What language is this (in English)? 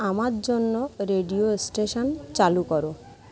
Bangla